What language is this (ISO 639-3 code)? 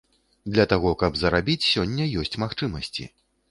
bel